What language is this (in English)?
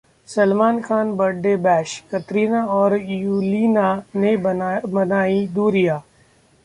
Hindi